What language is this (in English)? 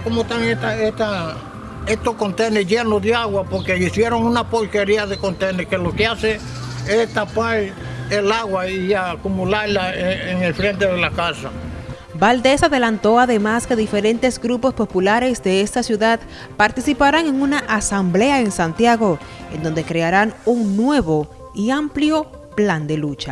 Spanish